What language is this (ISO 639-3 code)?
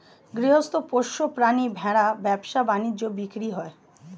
ben